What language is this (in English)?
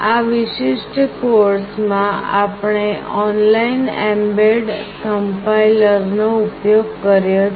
Gujarati